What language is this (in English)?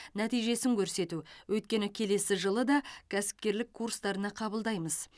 Kazakh